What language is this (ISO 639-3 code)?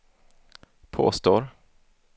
swe